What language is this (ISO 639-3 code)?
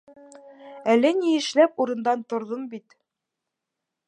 bak